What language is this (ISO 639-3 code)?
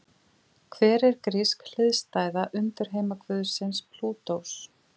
isl